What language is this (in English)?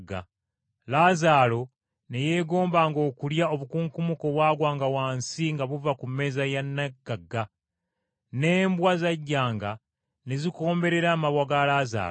Ganda